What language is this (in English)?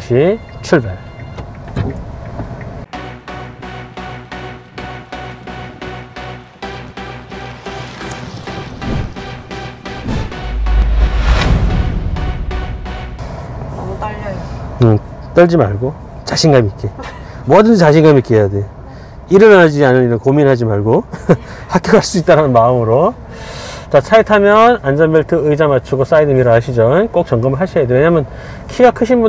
Korean